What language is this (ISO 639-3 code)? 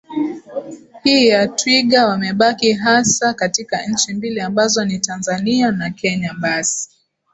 swa